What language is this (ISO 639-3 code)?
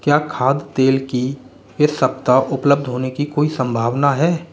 hin